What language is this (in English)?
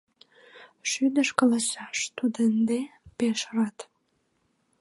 Mari